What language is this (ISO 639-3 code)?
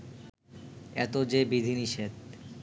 ben